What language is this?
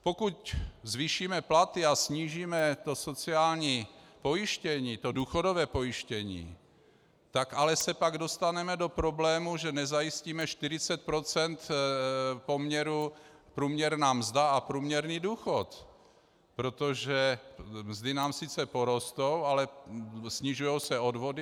Czech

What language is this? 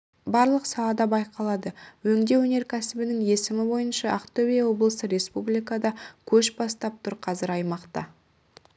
Kazakh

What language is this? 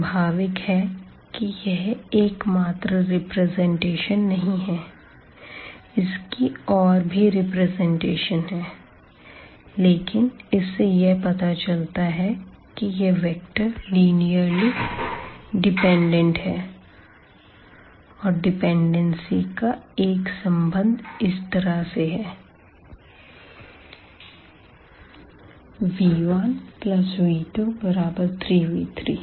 Hindi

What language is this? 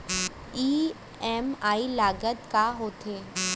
Chhattisgarhi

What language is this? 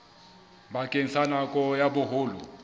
Southern Sotho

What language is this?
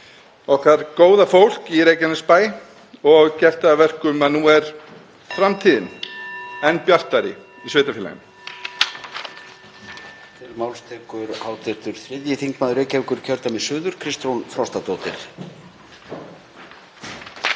Icelandic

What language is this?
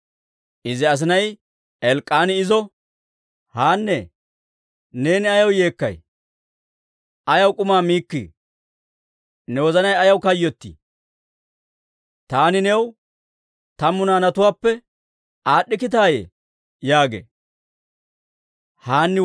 Dawro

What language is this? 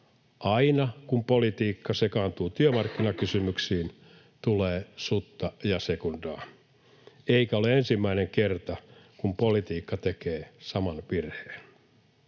Finnish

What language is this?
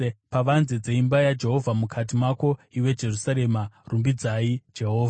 Shona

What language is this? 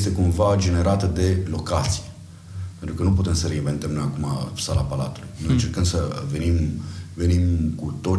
Romanian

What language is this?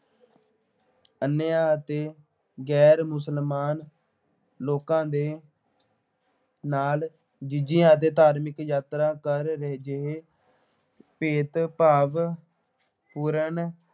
Punjabi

